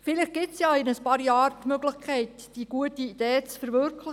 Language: Swiss German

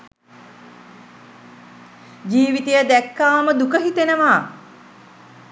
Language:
Sinhala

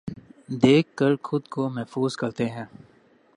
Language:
Urdu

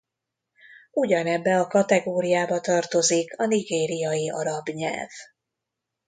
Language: Hungarian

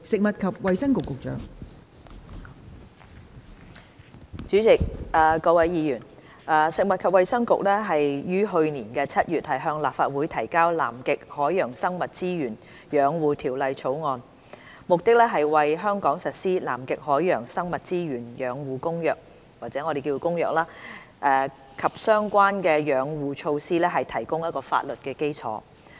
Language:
Cantonese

